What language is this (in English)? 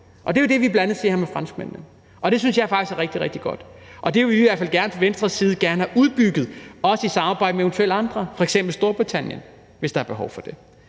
Danish